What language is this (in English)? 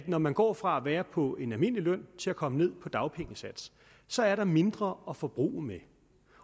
Danish